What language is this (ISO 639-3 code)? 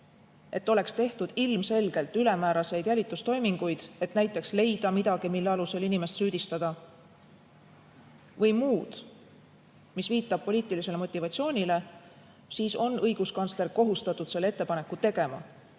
est